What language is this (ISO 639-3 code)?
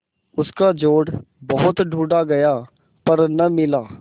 hin